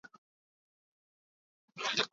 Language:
Hakha Chin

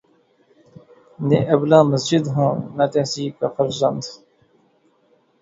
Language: Urdu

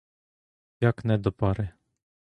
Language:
Ukrainian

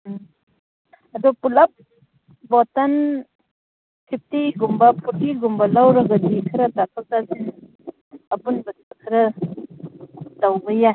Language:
Manipuri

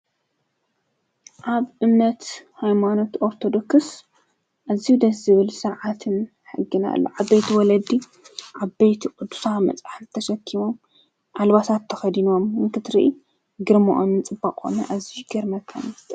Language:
Tigrinya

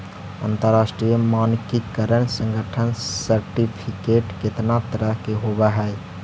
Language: Magahi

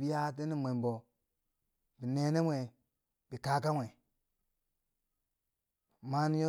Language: Bangwinji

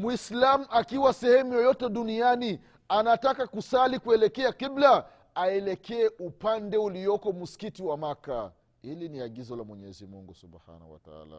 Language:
Swahili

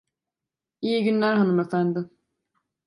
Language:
Turkish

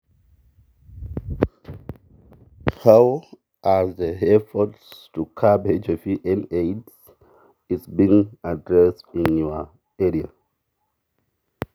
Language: Masai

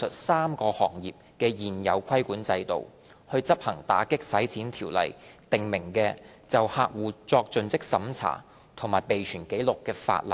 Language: Cantonese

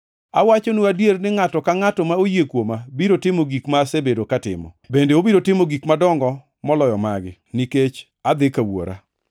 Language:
Luo (Kenya and Tanzania)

